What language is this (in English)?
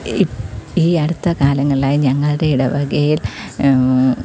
Malayalam